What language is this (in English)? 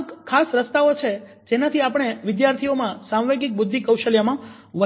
Gujarati